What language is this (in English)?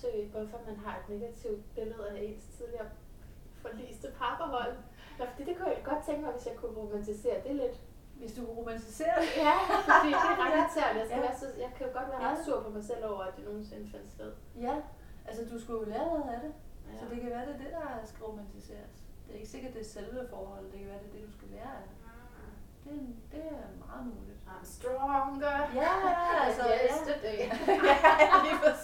Danish